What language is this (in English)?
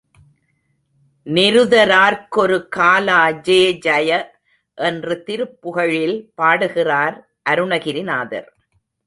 Tamil